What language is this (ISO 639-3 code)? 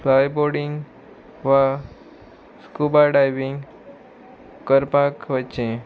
kok